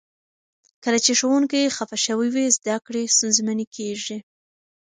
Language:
Pashto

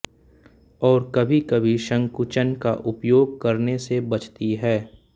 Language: Hindi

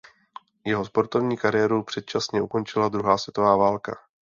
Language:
Czech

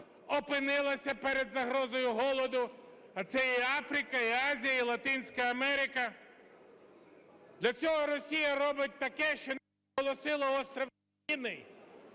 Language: Ukrainian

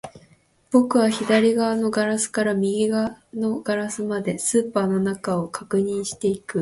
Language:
Japanese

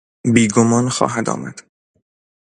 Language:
Persian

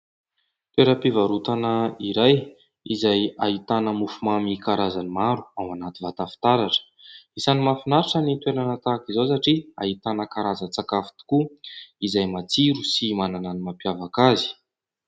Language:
Malagasy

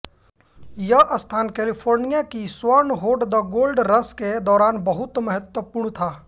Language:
Hindi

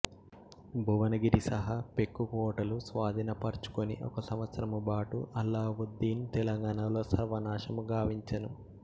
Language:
Telugu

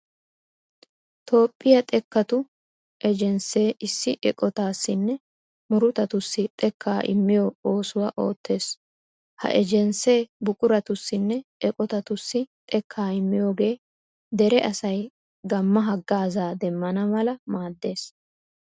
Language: Wolaytta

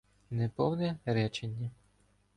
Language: Ukrainian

